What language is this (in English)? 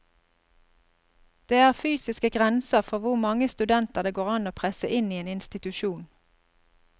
Norwegian